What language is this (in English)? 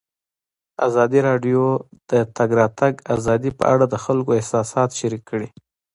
Pashto